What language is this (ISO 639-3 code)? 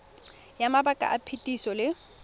tsn